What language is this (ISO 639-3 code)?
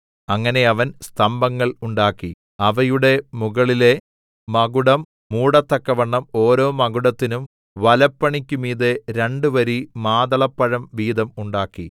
mal